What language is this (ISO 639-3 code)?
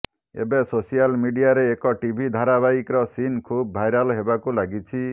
ori